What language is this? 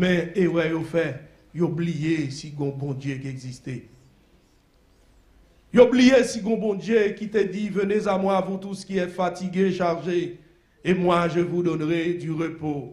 French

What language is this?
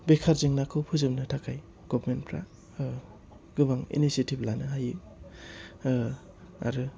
Bodo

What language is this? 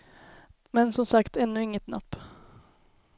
Swedish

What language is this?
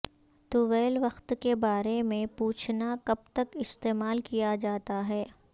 Urdu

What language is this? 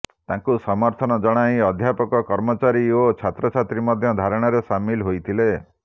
Odia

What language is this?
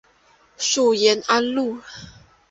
Chinese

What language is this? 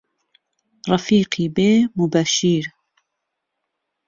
Central Kurdish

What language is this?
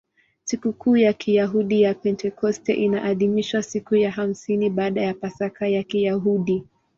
Swahili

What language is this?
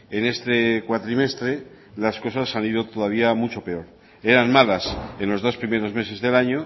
Spanish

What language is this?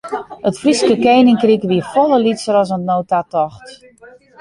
Western Frisian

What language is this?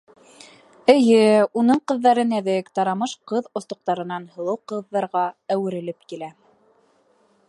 Bashkir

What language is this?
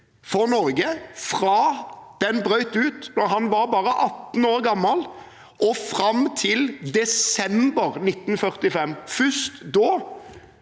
Norwegian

